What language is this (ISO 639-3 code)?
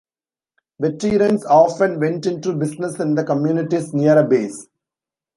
eng